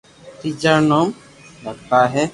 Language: Loarki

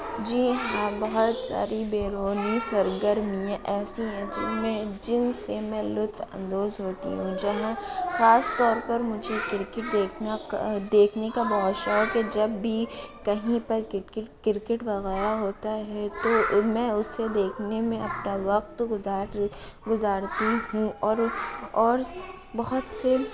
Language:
Urdu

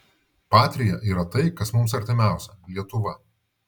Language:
Lithuanian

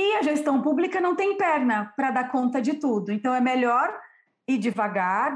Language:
Portuguese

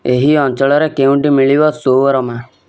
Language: Odia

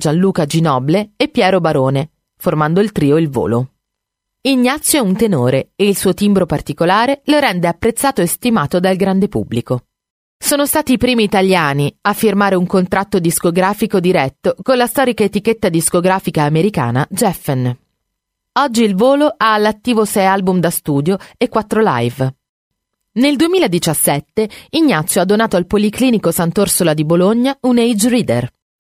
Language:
Italian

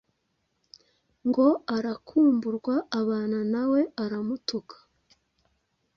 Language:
Kinyarwanda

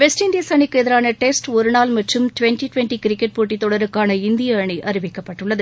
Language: Tamil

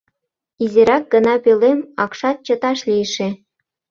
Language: Mari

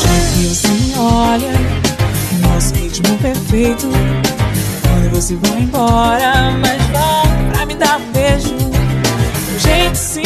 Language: Dutch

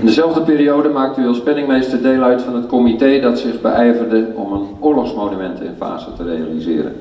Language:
Dutch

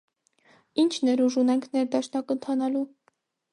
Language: Armenian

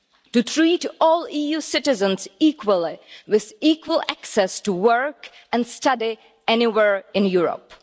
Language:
English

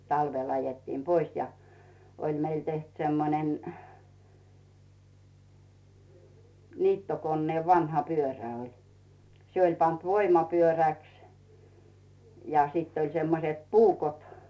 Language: Finnish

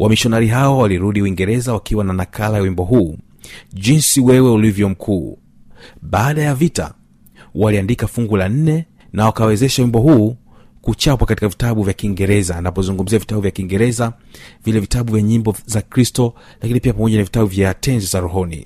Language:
Swahili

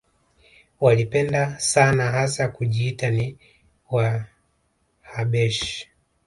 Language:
Swahili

